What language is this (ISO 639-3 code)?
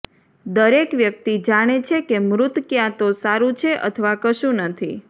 guj